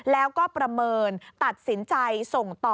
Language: Thai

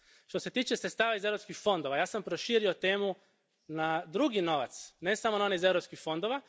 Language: Croatian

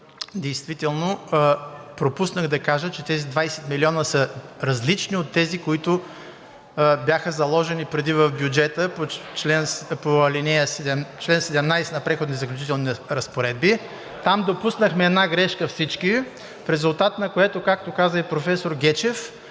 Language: Bulgarian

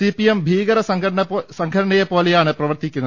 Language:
Malayalam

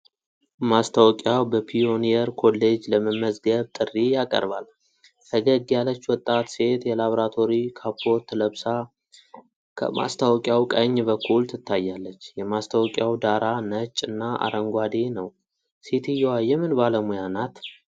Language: Amharic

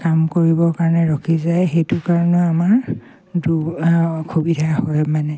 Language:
Assamese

